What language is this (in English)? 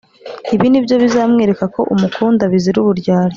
Kinyarwanda